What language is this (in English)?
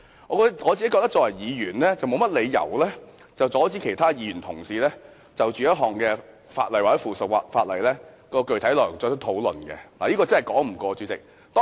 Cantonese